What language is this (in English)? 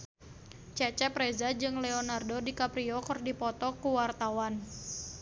Sundanese